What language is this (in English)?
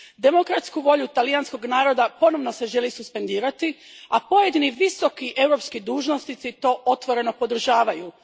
Croatian